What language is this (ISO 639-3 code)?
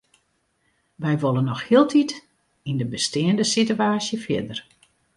fry